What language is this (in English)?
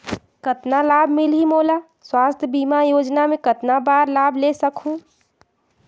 Chhattisgarhi